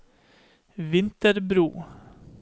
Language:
Norwegian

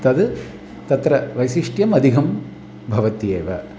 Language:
Sanskrit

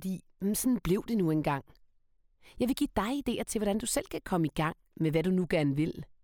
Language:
Danish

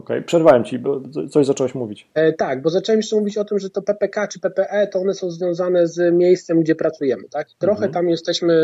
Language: Polish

